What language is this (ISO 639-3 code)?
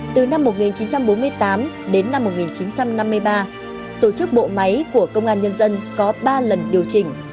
vie